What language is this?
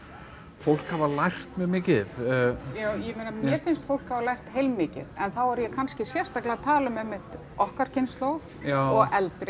Icelandic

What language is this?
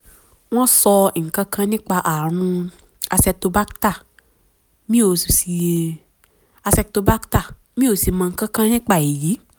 Yoruba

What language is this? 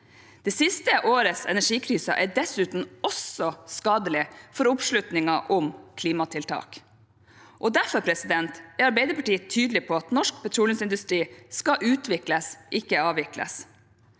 Norwegian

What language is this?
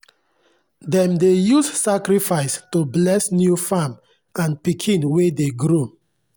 Nigerian Pidgin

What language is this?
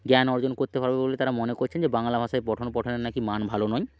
Bangla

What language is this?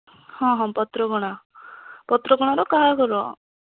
Odia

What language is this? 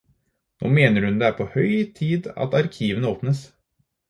Norwegian Bokmål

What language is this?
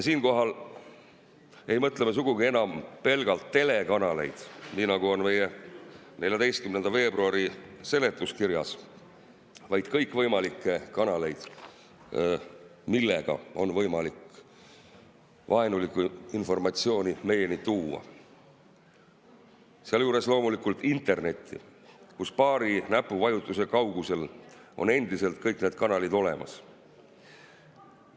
Estonian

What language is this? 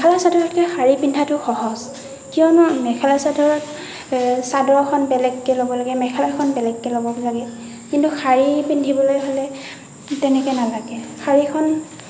Assamese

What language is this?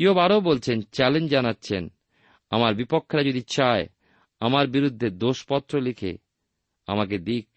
Bangla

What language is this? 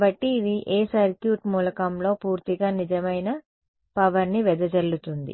Telugu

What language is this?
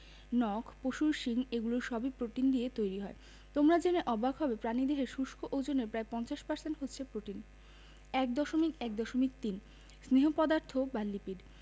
Bangla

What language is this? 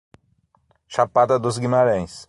Portuguese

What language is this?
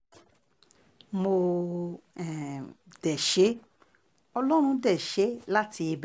Yoruba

